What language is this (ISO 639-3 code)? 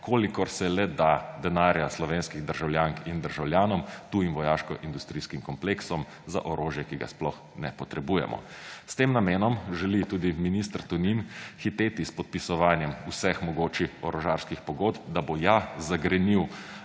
slv